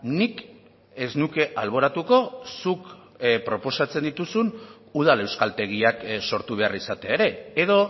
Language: Basque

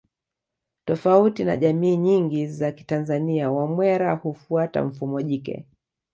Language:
Swahili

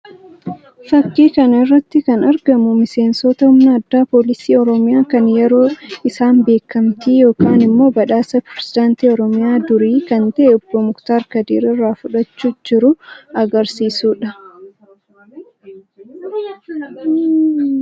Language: Oromo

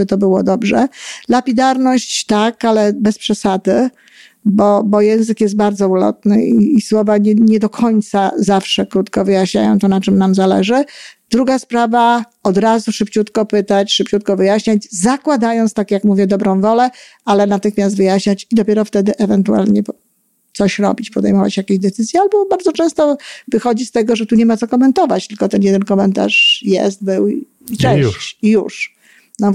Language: Polish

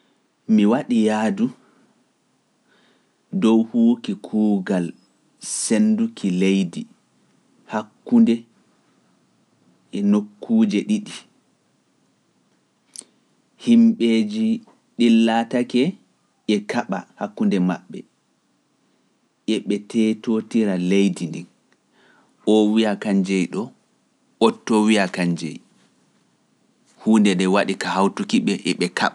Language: Pular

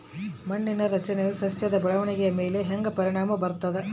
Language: Kannada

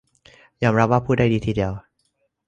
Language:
Thai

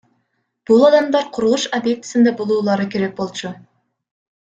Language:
Kyrgyz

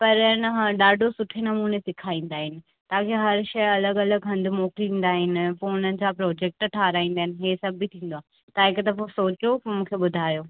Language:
Sindhi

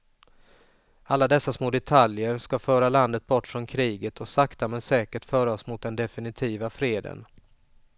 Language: Swedish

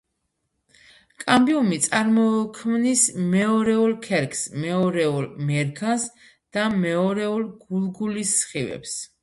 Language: Georgian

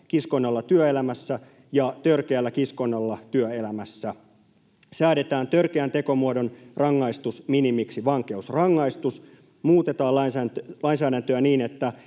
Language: Finnish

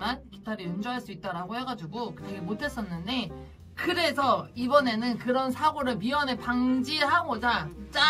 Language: Korean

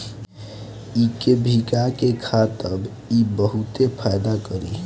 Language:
Bhojpuri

